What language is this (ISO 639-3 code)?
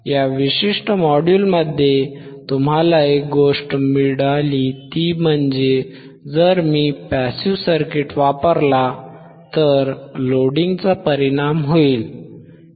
mar